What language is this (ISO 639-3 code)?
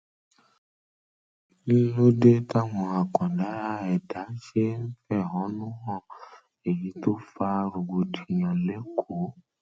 yor